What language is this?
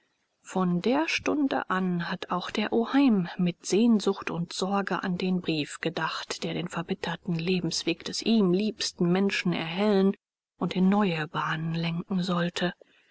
German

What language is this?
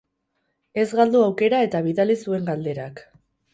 Basque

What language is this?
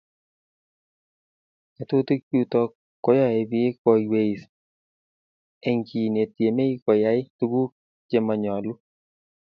Kalenjin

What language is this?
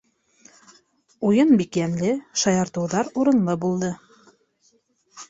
Bashkir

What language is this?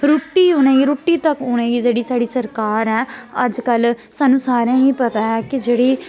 Dogri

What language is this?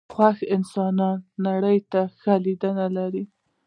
Pashto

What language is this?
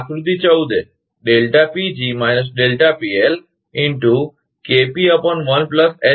Gujarati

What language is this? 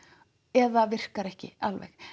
Icelandic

